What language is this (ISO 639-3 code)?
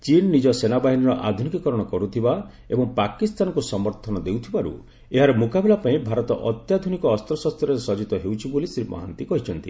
ori